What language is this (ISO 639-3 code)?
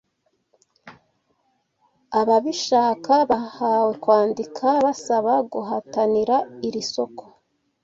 kin